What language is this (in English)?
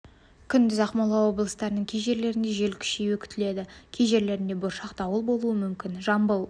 Kazakh